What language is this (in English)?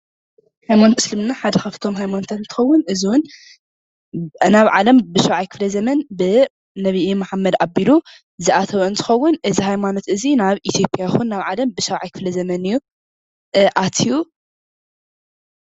Tigrinya